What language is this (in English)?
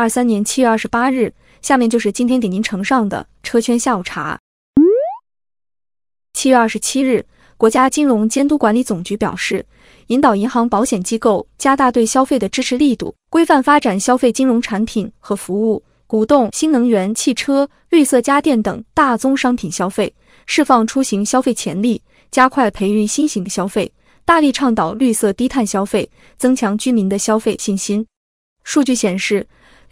Chinese